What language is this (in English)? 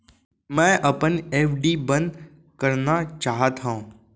Chhattisgarhi